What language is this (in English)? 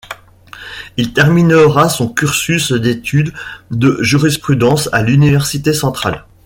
French